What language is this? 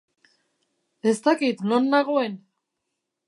Basque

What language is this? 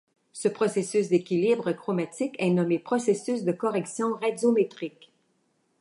French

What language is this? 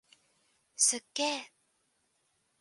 Japanese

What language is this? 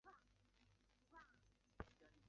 Chinese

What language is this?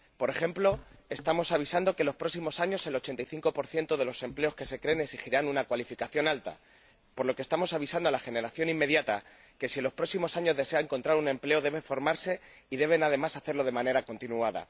Spanish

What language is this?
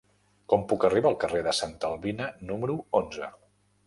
Catalan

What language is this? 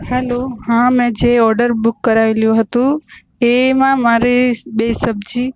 Gujarati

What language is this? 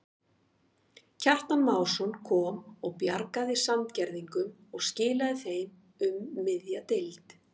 Icelandic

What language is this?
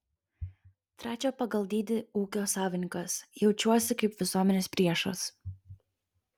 Lithuanian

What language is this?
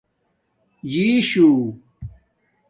Domaaki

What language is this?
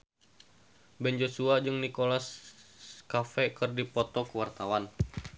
Sundanese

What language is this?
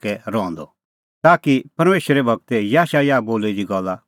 Kullu Pahari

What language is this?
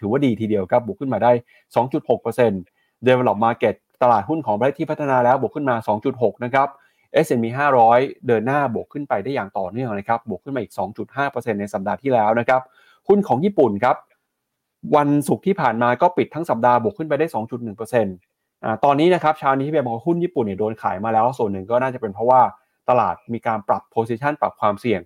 Thai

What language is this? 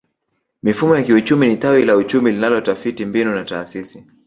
Swahili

